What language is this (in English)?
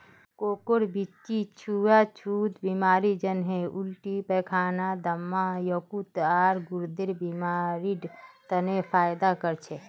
Magahi